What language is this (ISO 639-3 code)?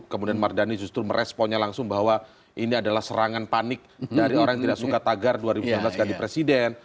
ind